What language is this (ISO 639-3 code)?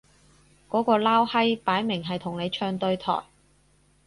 yue